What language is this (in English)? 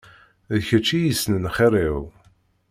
Kabyle